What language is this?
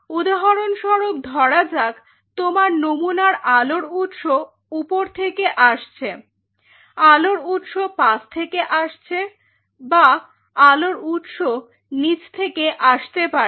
Bangla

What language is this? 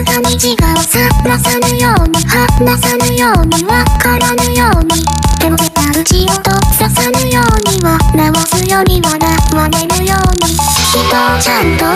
Vietnamese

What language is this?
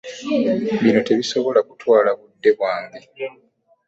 Ganda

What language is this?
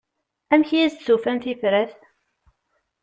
Kabyle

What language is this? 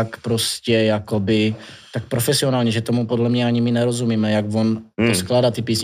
Czech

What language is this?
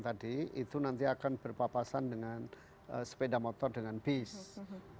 Indonesian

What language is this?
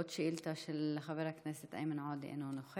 Hebrew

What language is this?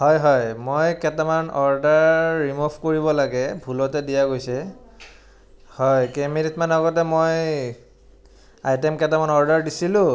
Assamese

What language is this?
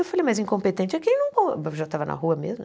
Portuguese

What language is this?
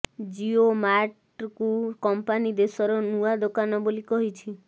Odia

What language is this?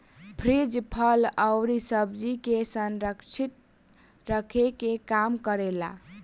Bhojpuri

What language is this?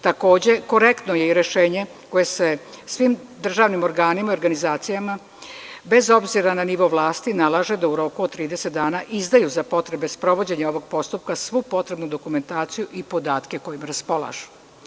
Serbian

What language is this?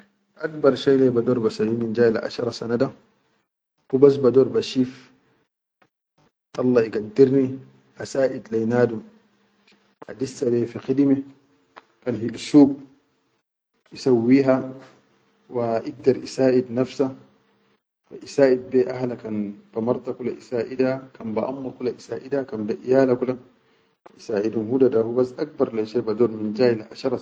Chadian Arabic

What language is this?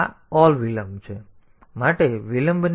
Gujarati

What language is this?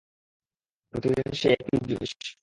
Bangla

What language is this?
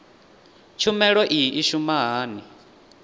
Venda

